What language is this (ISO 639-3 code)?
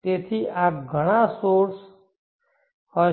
guj